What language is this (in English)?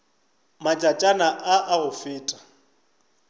Northern Sotho